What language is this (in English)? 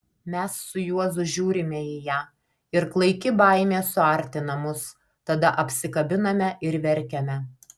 Lithuanian